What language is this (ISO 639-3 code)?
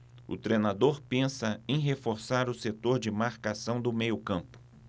por